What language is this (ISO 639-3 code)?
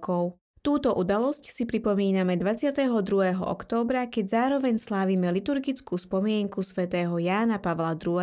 slk